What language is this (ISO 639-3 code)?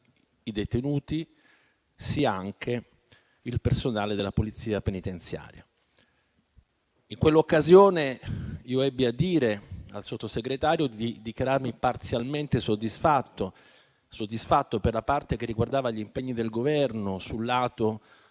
ita